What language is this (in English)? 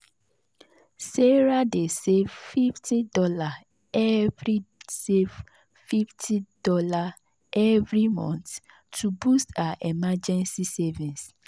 Nigerian Pidgin